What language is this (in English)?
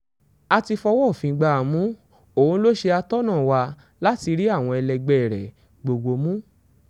Yoruba